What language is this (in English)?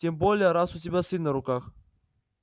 Russian